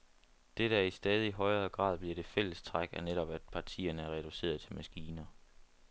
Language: Danish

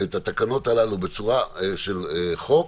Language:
Hebrew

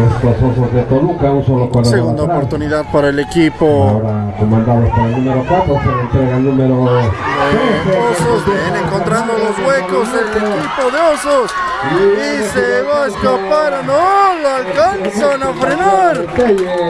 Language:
Spanish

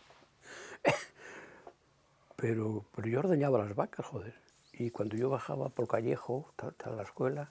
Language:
Spanish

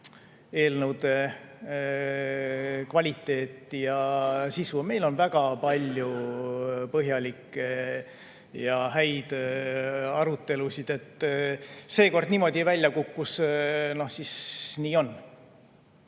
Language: Estonian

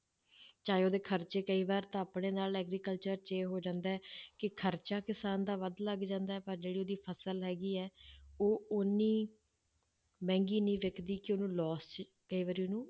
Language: Punjabi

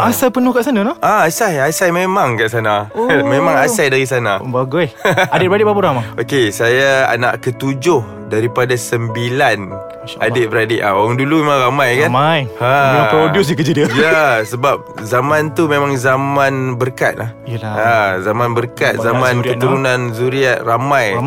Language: Malay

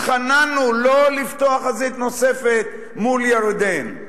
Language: Hebrew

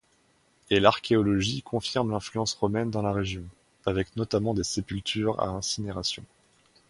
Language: French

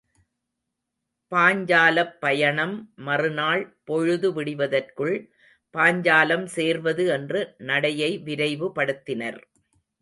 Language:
Tamil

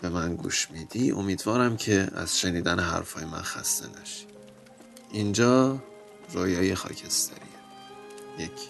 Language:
Persian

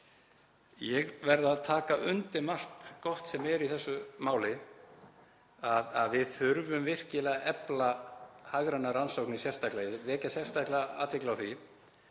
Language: Icelandic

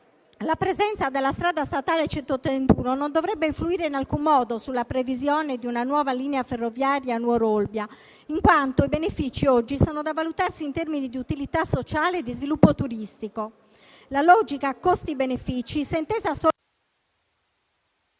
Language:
Italian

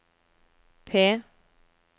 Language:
Norwegian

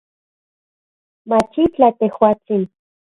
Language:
Central Puebla Nahuatl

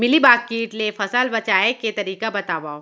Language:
Chhattisgarhi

